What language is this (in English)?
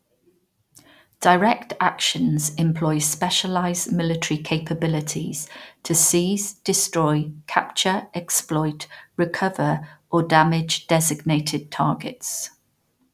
English